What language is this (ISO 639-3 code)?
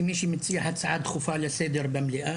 heb